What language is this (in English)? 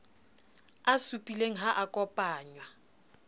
Southern Sotho